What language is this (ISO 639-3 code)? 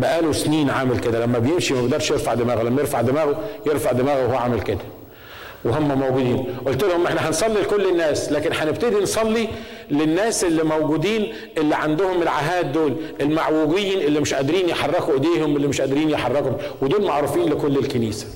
ara